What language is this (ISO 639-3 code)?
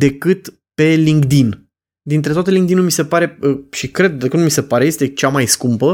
ron